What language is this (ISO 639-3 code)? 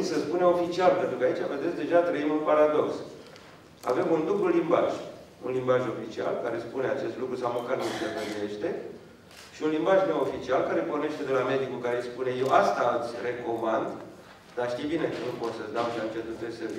ron